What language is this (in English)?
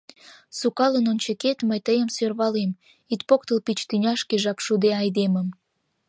Mari